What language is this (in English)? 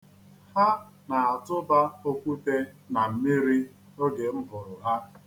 Igbo